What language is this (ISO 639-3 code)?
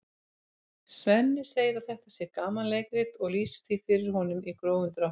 isl